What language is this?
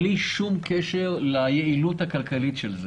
Hebrew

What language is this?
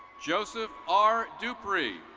English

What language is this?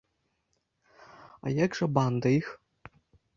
Belarusian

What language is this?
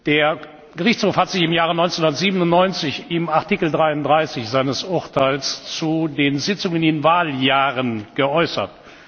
German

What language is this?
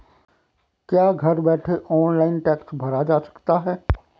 Hindi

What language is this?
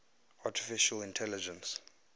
English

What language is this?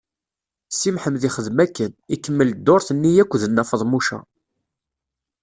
Kabyle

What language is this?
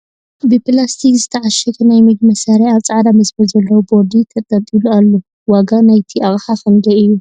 Tigrinya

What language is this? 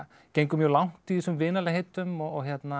Icelandic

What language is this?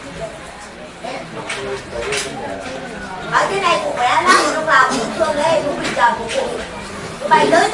Vietnamese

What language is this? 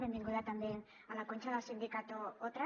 Catalan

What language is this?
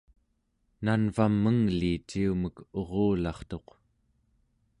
Central Yupik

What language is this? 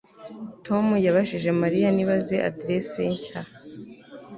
Kinyarwanda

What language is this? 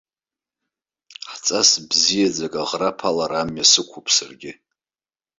Abkhazian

